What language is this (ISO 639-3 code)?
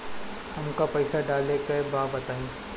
bho